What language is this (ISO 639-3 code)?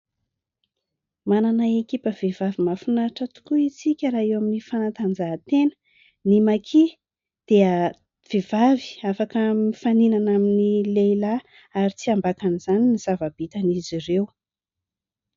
mlg